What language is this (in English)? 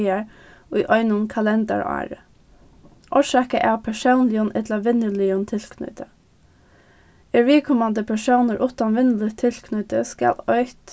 Faroese